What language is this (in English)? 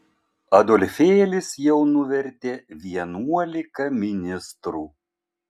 Lithuanian